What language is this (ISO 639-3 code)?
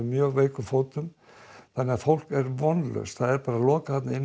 isl